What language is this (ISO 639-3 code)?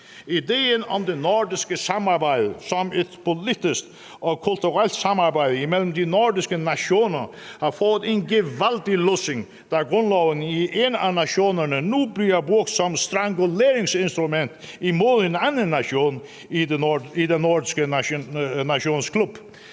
dan